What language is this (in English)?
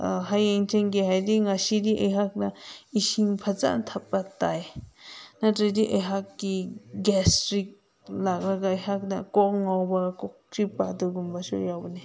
Manipuri